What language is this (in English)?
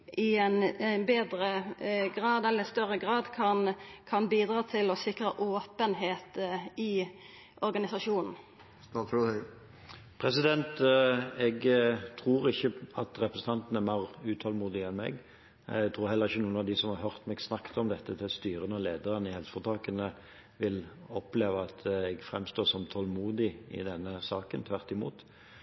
Norwegian